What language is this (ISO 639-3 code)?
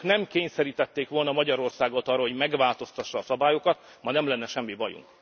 hun